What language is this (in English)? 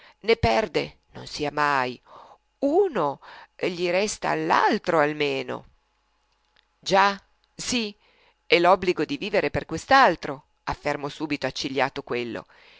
Italian